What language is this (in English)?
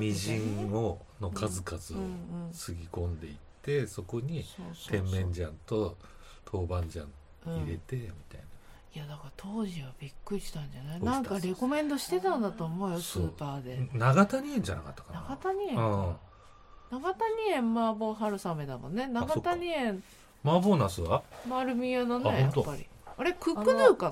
Japanese